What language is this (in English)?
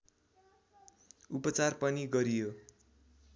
Nepali